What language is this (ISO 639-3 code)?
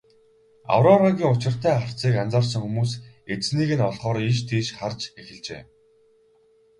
mon